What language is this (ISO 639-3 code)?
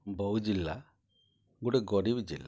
ori